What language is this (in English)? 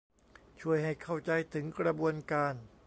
Thai